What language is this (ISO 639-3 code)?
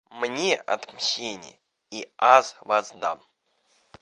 rus